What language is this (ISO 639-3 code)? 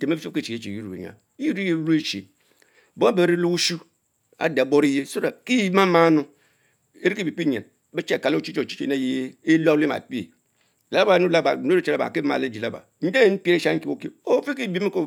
mfo